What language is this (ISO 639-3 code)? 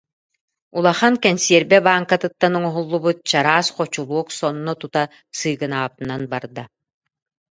sah